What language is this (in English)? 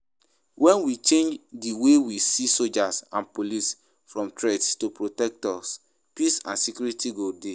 Nigerian Pidgin